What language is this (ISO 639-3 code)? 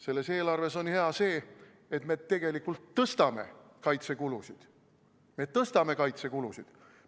est